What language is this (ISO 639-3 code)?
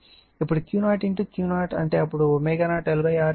tel